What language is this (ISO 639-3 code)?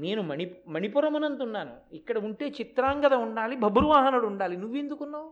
tel